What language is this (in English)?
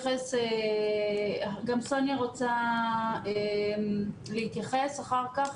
Hebrew